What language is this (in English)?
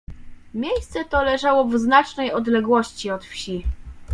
Polish